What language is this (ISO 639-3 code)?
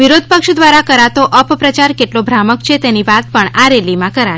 guj